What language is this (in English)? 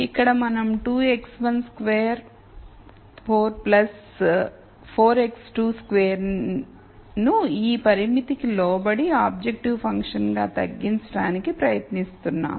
Telugu